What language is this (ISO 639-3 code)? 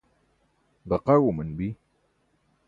bsk